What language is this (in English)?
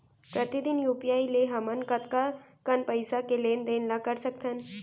Chhattisgarhi